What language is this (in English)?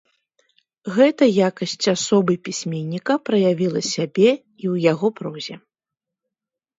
Belarusian